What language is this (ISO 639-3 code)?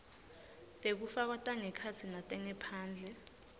ssw